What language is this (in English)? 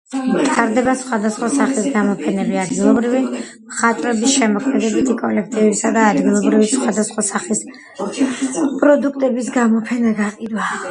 Georgian